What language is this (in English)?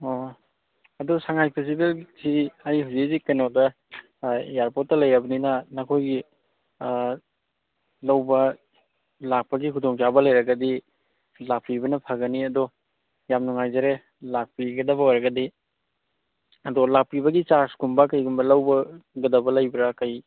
Manipuri